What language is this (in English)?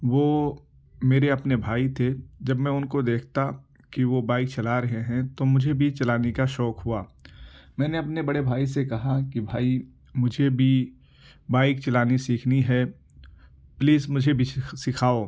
Urdu